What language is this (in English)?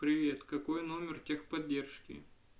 Russian